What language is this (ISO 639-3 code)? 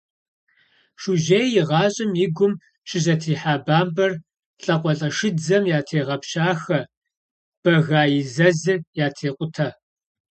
kbd